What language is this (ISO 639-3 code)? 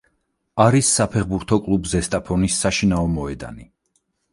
kat